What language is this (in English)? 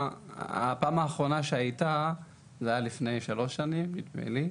Hebrew